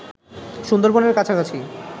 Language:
Bangla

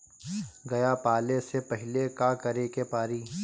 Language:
Bhojpuri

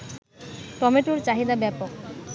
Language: Bangla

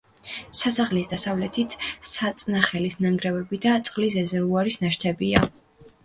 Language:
Georgian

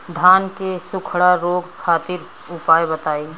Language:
Bhojpuri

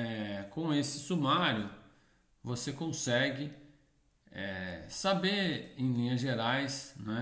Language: Portuguese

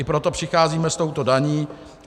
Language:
Czech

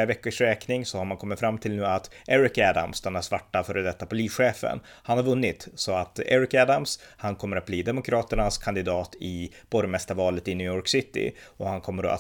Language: Swedish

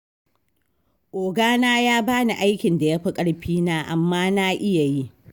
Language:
Hausa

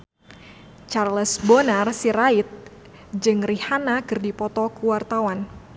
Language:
Sundanese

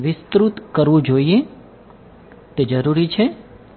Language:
Gujarati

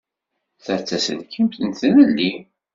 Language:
Kabyle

